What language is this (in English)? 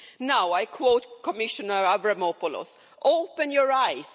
English